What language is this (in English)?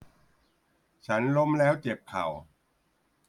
Thai